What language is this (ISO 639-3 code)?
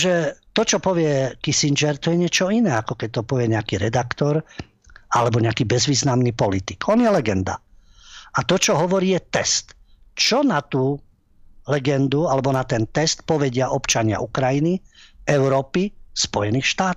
slk